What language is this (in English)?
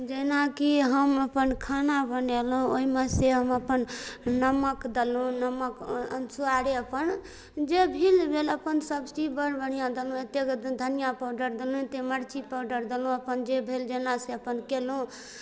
Maithili